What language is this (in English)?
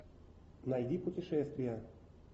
Russian